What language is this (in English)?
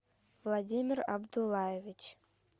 Russian